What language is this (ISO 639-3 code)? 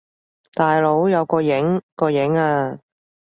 yue